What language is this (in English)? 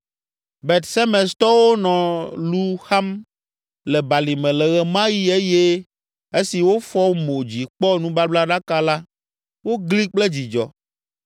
Ewe